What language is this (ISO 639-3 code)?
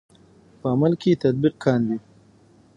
pus